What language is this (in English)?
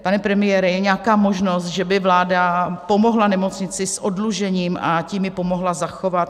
Czech